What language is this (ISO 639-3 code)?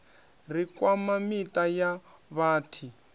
ven